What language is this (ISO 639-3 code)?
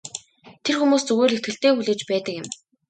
mon